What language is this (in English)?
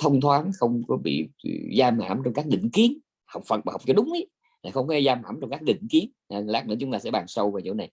Vietnamese